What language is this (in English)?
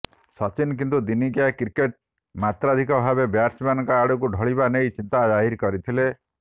Odia